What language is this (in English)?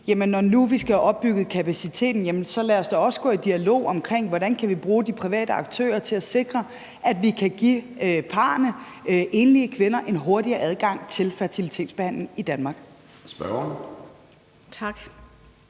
Danish